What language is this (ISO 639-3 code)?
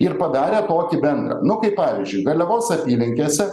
lit